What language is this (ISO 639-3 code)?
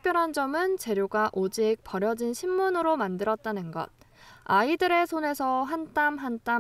kor